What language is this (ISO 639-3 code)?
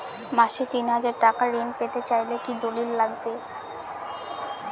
ben